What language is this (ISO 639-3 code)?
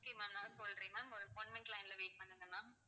tam